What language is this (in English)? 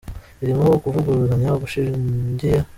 Kinyarwanda